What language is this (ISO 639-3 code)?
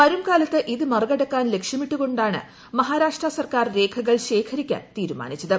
mal